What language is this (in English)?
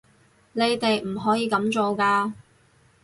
Cantonese